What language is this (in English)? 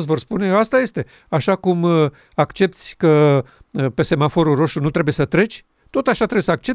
Romanian